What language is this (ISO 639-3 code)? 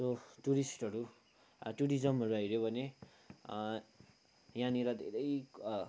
nep